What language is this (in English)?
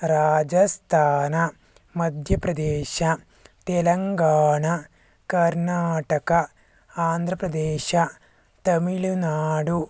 Kannada